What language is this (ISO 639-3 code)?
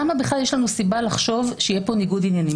heb